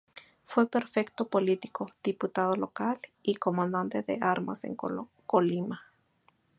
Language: Spanish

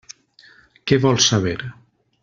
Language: Catalan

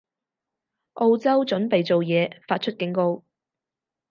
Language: Cantonese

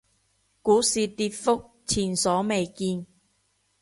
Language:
Cantonese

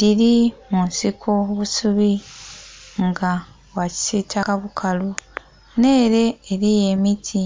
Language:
Soga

